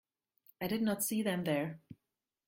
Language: English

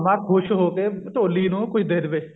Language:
Punjabi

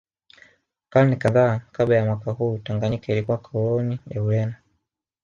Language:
Swahili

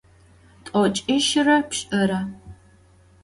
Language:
Adyghe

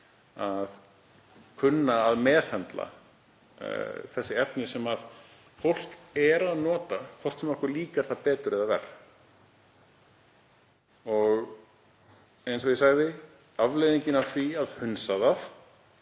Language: Icelandic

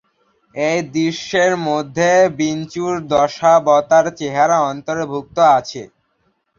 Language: Bangla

